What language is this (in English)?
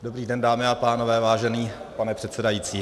Czech